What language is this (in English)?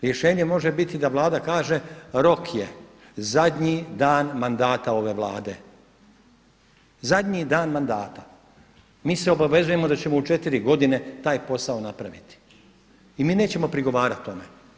Croatian